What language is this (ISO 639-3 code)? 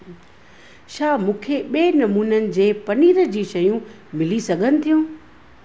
snd